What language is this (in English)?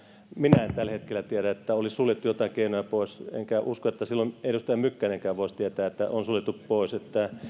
Finnish